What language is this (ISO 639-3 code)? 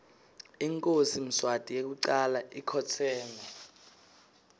ssw